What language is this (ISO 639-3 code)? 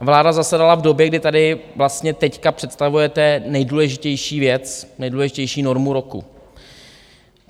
ces